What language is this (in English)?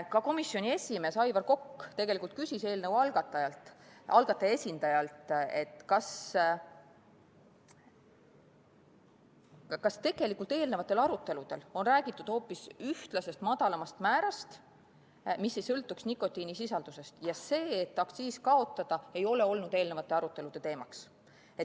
Estonian